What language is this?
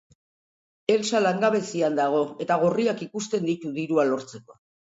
Basque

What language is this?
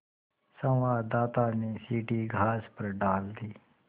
Hindi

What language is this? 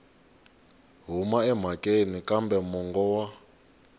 Tsonga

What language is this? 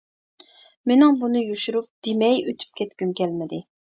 Uyghur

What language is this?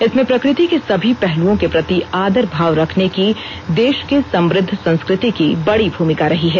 Hindi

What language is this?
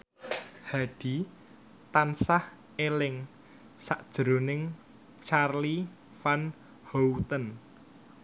Javanese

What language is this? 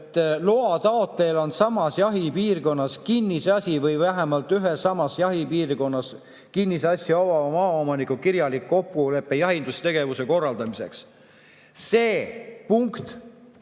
Estonian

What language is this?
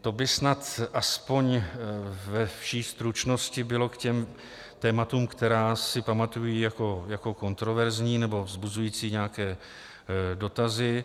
Czech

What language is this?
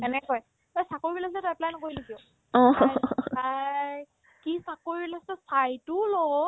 Assamese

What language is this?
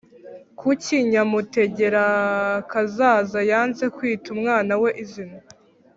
Kinyarwanda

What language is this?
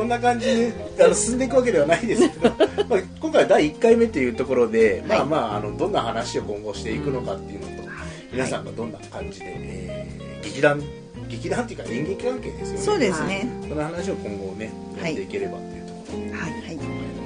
Japanese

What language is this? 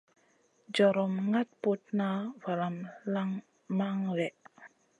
Masana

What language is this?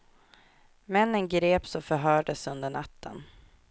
Swedish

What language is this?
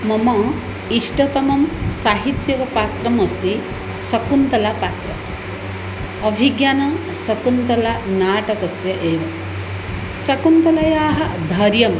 Sanskrit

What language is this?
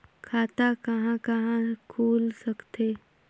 Chhattisgarhi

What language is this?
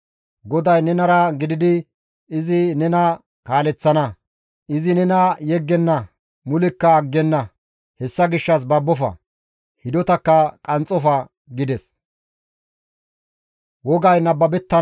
Gamo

